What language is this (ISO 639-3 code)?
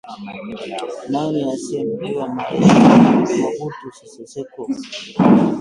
swa